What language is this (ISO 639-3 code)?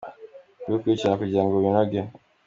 kin